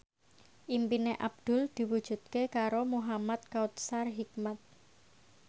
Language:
Javanese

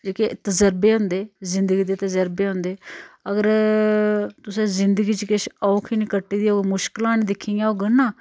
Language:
Dogri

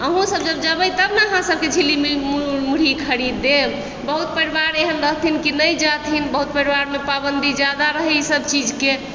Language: Maithili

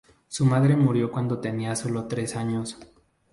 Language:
Spanish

